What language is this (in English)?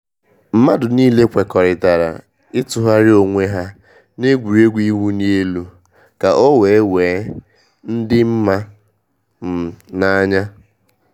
Igbo